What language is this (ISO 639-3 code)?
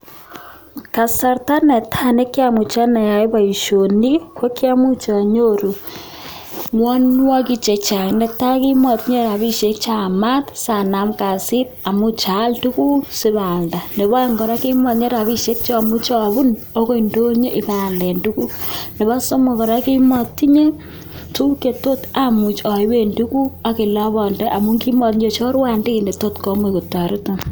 kln